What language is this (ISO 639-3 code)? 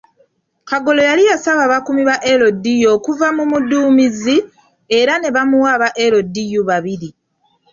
lug